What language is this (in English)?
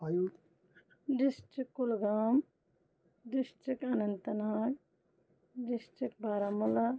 Kashmiri